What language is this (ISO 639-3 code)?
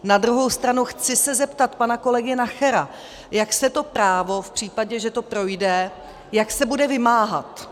ces